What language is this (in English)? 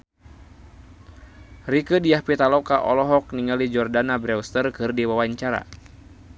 Sundanese